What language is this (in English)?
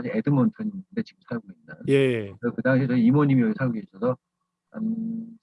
Korean